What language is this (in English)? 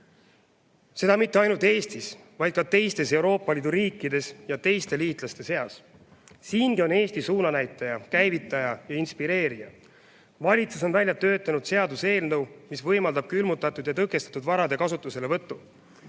Estonian